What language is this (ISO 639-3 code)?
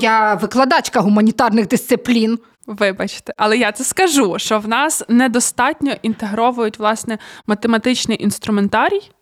ukr